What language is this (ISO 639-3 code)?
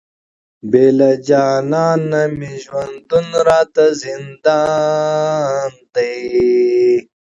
pus